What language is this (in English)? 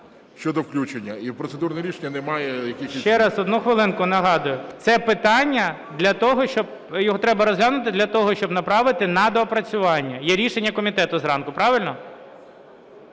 Ukrainian